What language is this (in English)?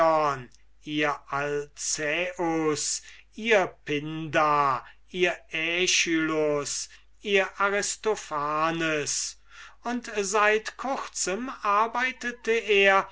German